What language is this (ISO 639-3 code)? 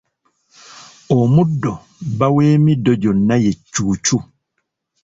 lug